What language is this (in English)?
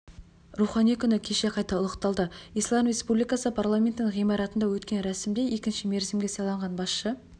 Kazakh